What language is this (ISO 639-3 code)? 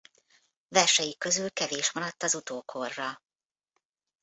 hun